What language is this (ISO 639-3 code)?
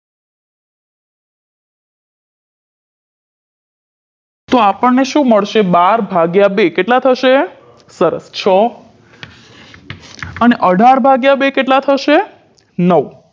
guj